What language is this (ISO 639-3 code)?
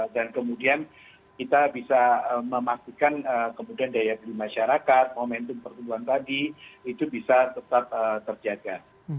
ind